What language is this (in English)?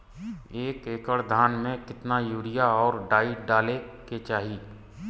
Bhojpuri